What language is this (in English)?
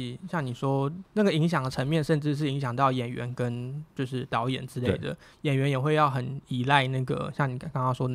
Chinese